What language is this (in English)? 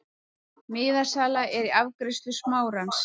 Icelandic